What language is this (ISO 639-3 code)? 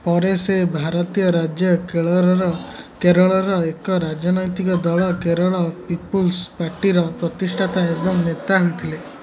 ori